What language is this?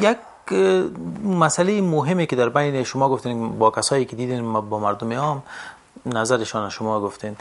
Persian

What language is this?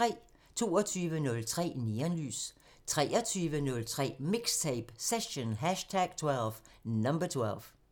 Danish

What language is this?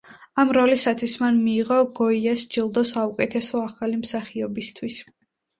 Georgian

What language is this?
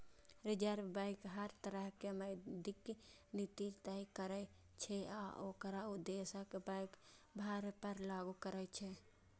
Maithili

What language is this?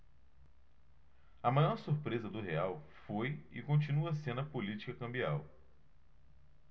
Portuguese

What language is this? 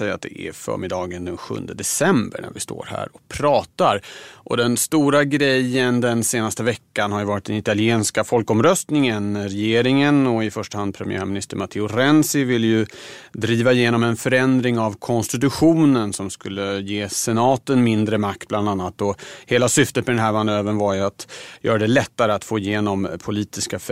Swedish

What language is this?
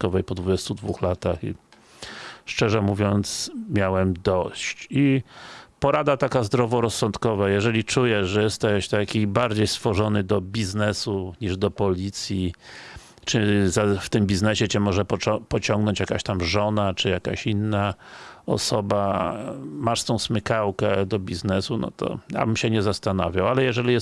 Polish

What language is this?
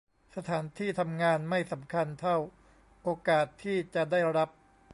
Thai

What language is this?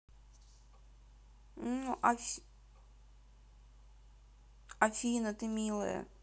Russian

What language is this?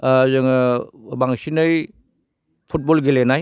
Bodo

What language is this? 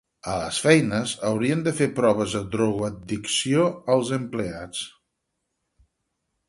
Catalan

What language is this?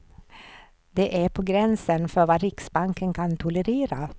Swedish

